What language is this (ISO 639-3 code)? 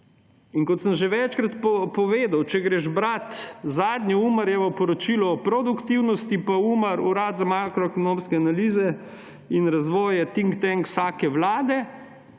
slv